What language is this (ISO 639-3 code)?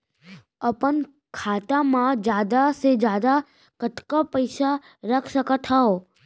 hne